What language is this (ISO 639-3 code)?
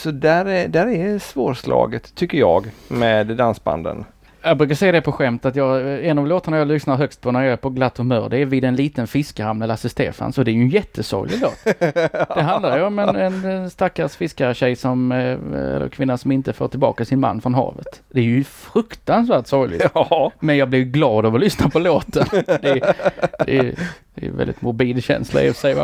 swe